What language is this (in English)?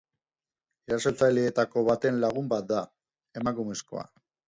Basque